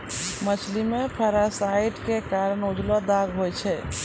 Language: Maithili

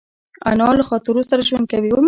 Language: Pashto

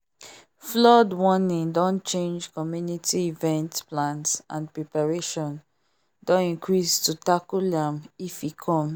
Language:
Nigerian Pidgin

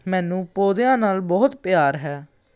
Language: Punjabi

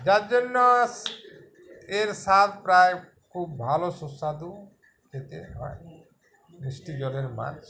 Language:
Bangla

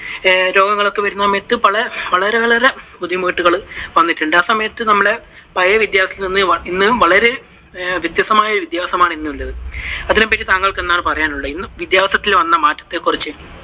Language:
Malayalam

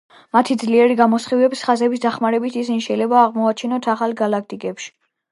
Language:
Georgian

